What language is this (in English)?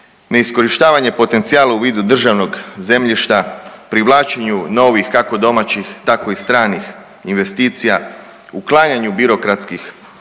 Croatian